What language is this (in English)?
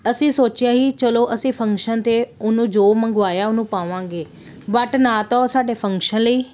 Punjabi